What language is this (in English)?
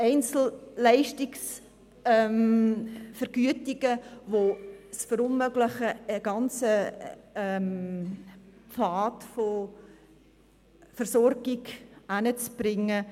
Swiss German